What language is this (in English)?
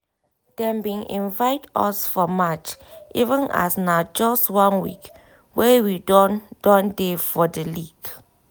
Nigerian Pidgin